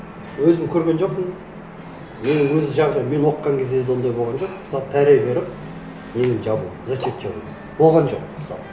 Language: Kazakh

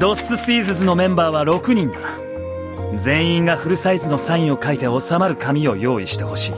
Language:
Japanese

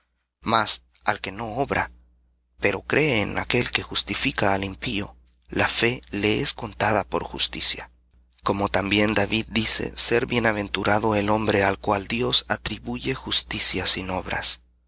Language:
Spanish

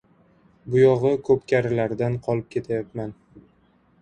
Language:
Uzbek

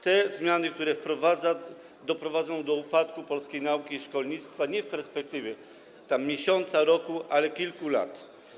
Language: Polish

